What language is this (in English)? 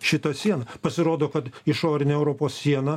Lithuanian